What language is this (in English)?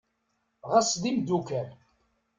Kabyle